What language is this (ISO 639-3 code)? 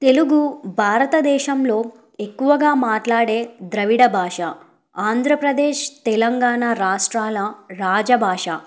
tel